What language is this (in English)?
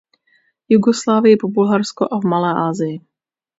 Czech